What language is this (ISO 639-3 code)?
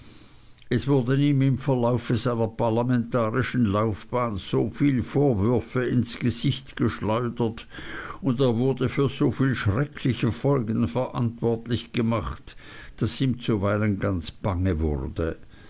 deu